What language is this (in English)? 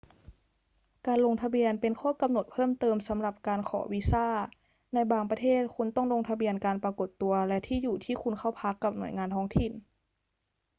Thai